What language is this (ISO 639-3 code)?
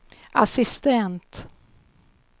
swe